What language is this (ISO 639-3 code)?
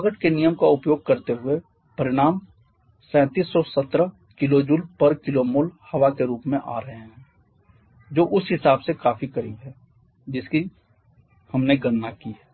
hin